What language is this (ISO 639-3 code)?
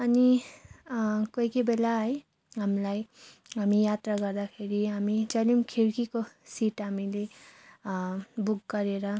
nep